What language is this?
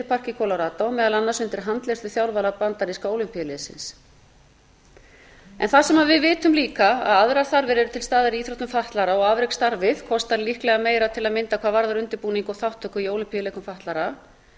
Icelandic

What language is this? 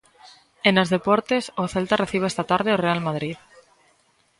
Galician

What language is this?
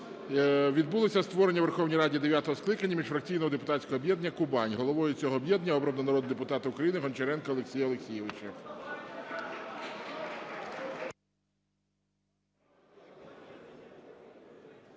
Ukrainian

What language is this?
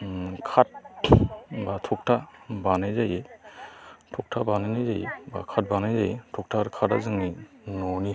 Bodo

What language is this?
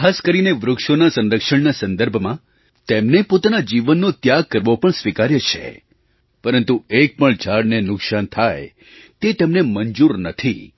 Gujarati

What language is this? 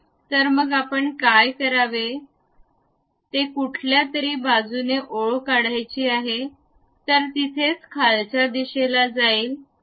Marathi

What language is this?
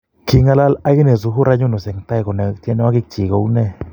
Kalenjin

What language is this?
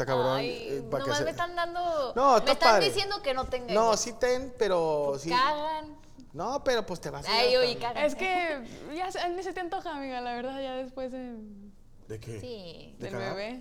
Spanish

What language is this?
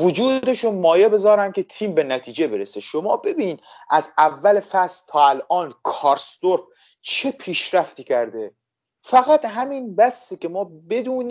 Persian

